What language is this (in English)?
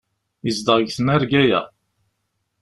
Kabyle